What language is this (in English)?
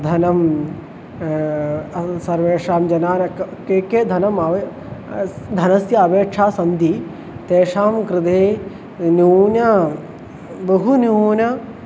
Sanskrit